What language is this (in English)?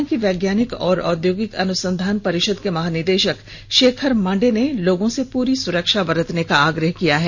Hindi